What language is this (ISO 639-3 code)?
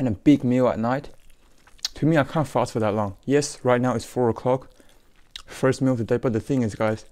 eng